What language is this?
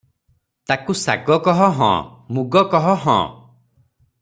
Odia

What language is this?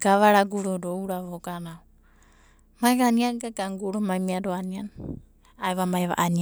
Abadi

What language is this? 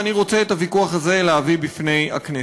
Hebrew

